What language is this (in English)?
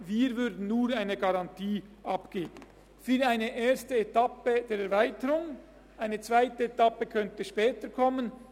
Swiss German